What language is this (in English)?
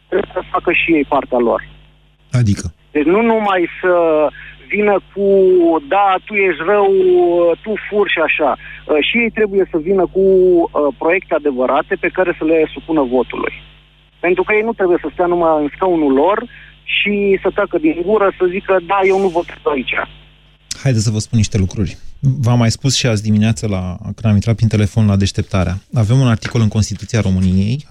Romanian